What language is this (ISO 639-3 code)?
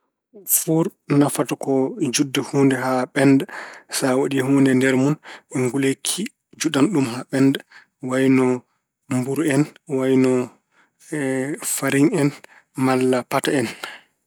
ful